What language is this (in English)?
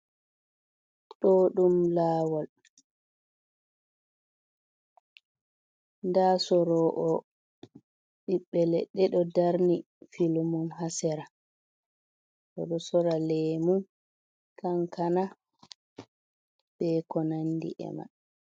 Fula